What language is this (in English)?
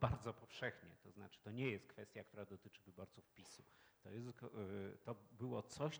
Polish